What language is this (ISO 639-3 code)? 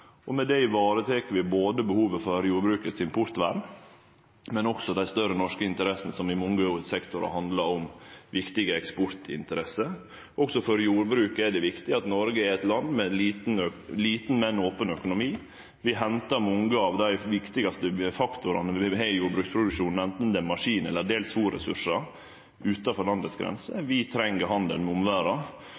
nno